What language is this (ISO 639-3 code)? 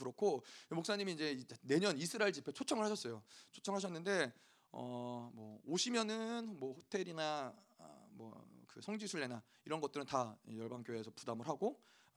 kor